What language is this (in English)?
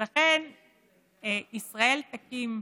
Hebrew